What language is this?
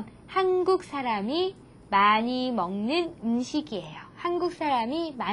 Korean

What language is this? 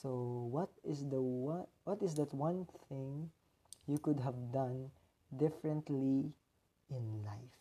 Filipino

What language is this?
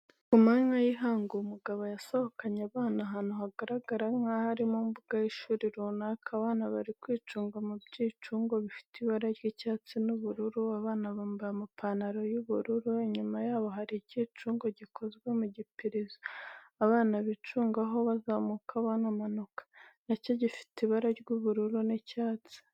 Kinyarwanda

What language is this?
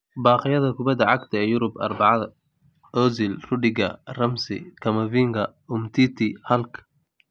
Somali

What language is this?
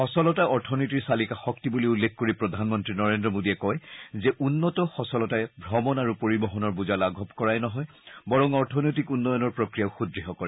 Assamese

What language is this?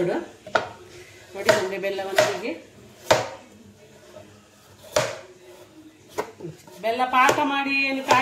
Kannada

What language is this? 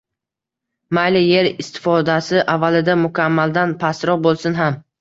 Uzbek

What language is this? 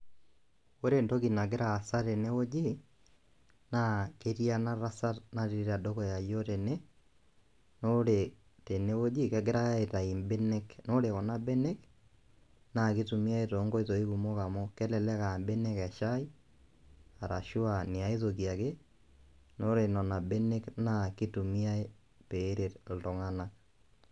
Masai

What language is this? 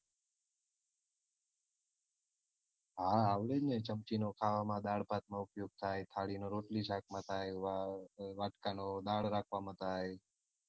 Gujarati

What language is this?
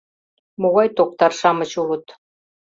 Mari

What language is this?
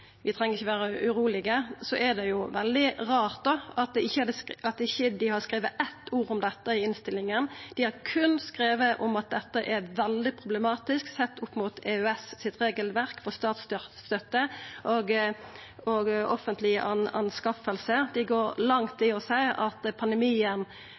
Norwegian Nynorsk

